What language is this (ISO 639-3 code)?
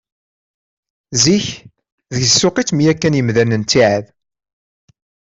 kab